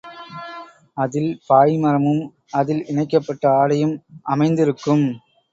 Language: Tamil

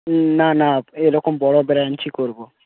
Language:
Bangla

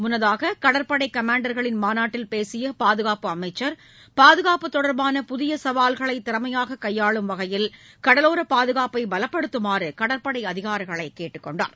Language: Tamil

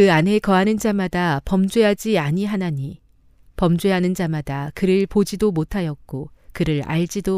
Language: Korean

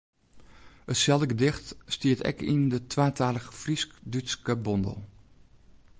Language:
Western Frisian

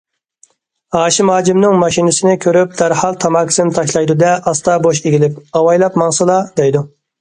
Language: Uyghur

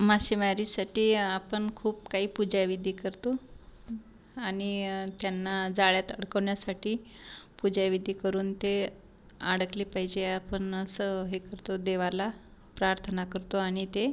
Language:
Marathi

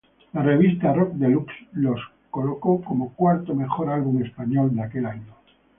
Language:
Spanish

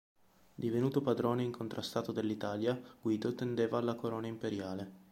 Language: Italian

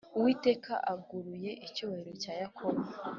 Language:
Kinyarwanda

